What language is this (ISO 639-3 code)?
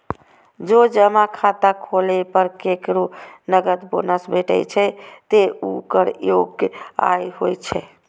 mai